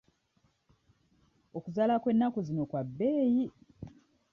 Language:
Ganda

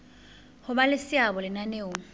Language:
Southern Sotho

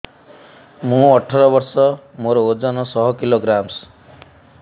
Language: Odia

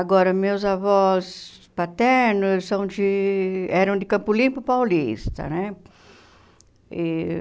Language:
Portuguese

